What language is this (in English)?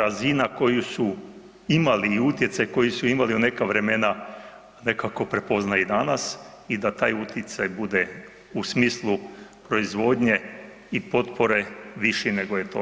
Croatian